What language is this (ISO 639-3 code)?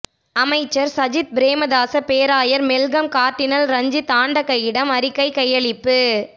tam